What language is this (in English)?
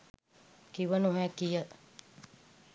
Sinhala